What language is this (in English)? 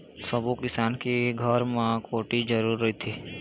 Chhattisgarhi